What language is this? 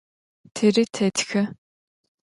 Adyghe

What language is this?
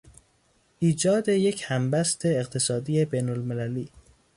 Persian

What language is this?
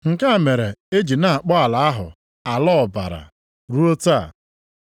Igbo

